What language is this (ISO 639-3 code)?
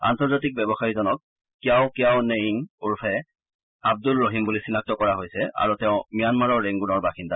asm